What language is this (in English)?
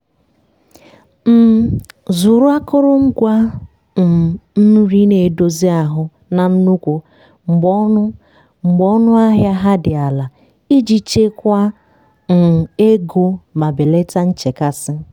Igbo